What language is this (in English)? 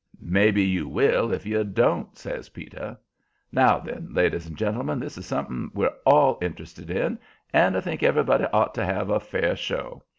English